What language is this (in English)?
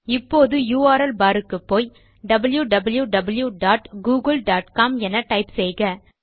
Tamil